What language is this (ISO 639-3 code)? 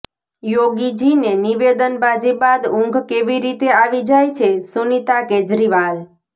guj